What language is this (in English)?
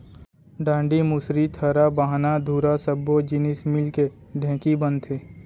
Chhattisgarhi